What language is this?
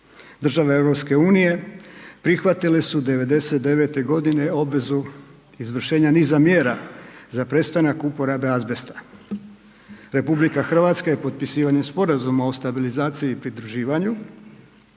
Croatian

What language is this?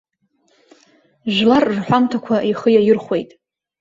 Abkhazian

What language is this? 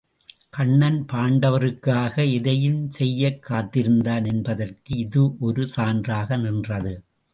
Tamil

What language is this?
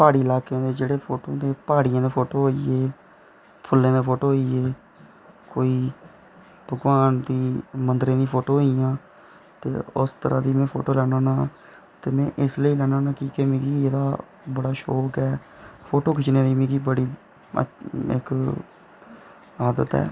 Dogri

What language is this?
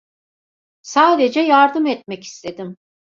Turkish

